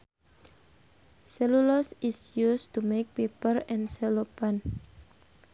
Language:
Sundanese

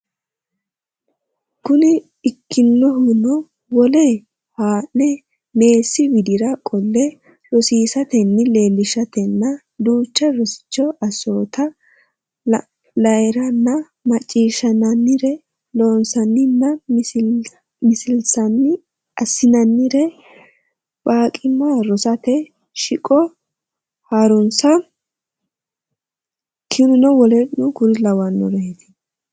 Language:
Sidamo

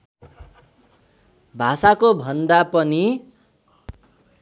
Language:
Nepali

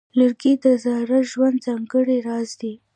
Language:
Pashto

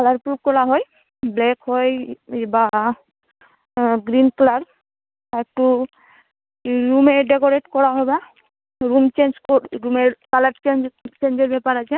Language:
Bangla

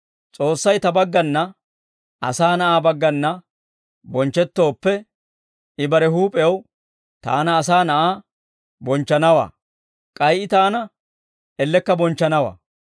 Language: Dawro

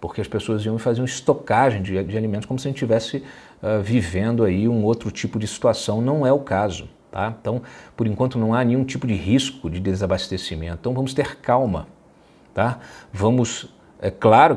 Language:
Portuguese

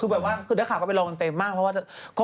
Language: Thai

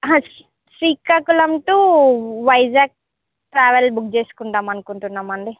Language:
Telugu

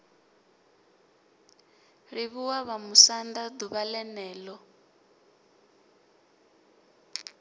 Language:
Venda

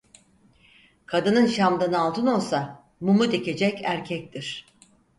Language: Turkish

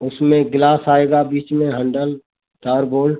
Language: Hindi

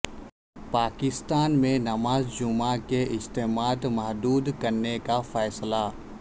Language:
Urdu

